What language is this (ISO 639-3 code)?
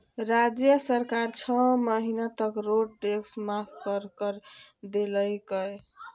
mag